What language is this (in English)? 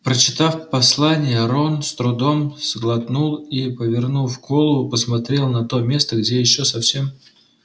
Russian